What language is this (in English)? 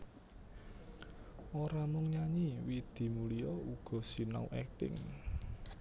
Javanese